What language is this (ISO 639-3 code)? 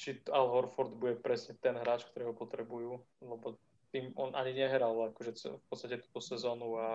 slk